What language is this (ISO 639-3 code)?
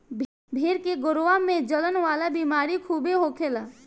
bho